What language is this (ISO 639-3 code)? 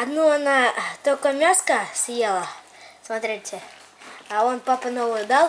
rus